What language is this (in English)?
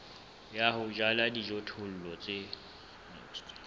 Southern Sotho